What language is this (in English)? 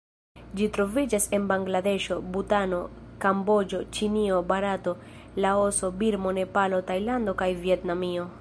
Esperanto